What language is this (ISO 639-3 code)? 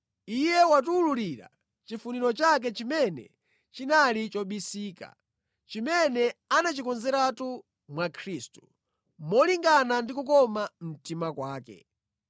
nya